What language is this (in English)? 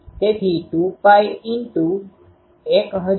Gujarati